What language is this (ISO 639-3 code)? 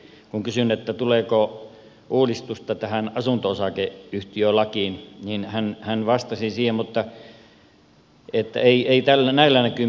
fin